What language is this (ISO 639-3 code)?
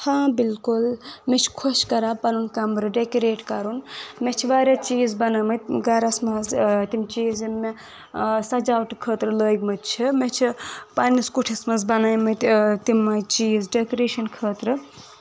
kas